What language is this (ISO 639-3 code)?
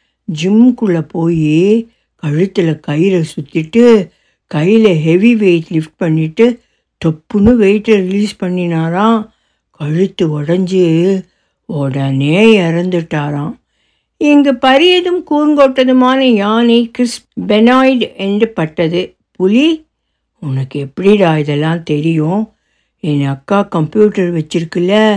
tam